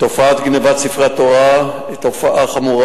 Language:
Hebrew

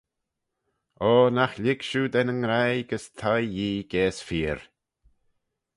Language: Manx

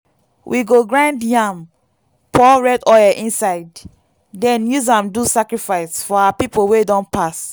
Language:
Nigerian Pidgin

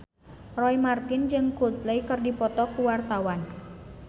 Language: Sundanese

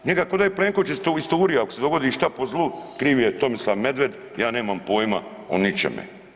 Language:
Croatian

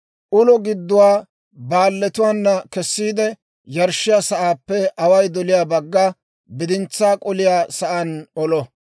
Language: Dawro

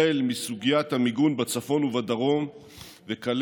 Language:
Hebrew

